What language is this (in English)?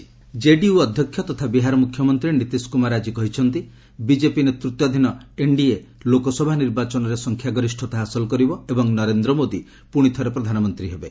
Odia